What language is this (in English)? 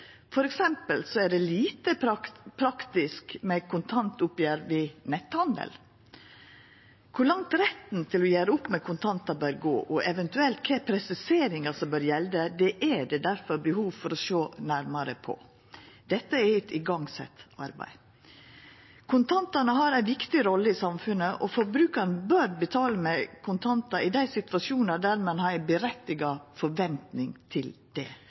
Norwegian Nynorsk